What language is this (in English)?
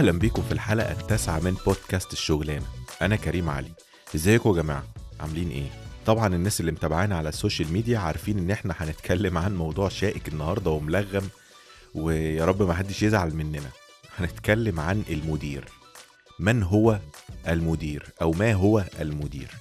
Arabic